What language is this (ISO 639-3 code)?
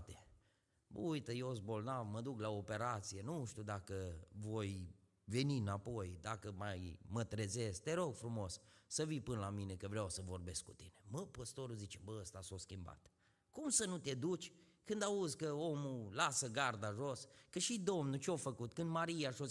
ron